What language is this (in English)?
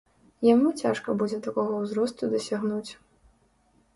Belarusian